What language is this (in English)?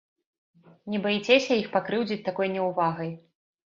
Belarusian